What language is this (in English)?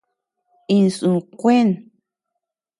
Tepeuxila Cuicatec